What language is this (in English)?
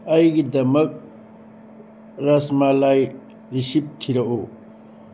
Manipuri